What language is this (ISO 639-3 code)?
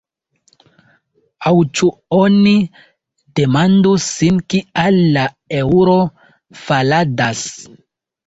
epo